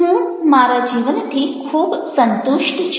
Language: Gujarati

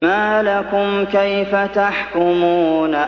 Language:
Arabic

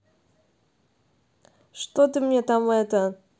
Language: Russian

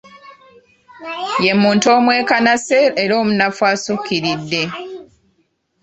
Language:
Ganda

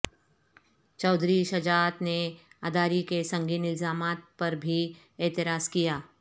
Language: Urdu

